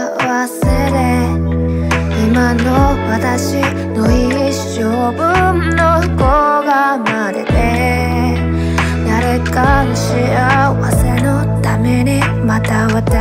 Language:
Japanese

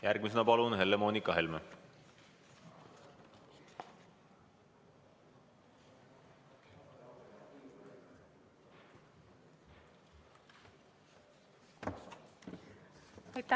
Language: Estonian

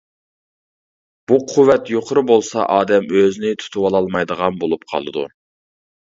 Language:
Uyghur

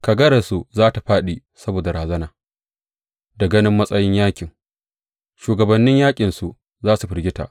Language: Hausa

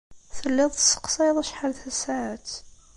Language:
Kabyle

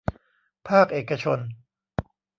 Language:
Thai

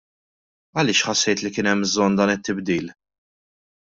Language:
Maltese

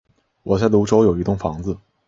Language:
Chinese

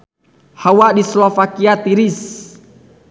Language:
Sundanese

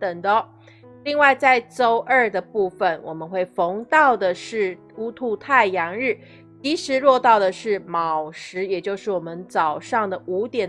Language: Chinese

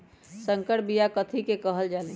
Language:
Magahi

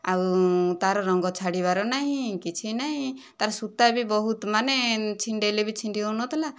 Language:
Odia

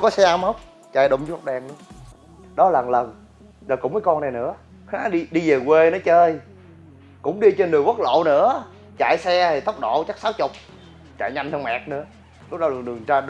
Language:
Vietnamese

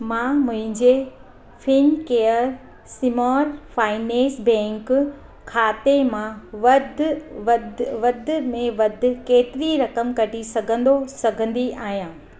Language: Sindhi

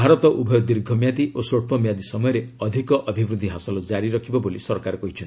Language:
Odia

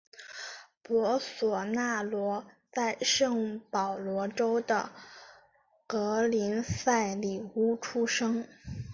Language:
Chinese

